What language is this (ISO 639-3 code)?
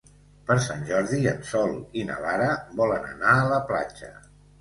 cat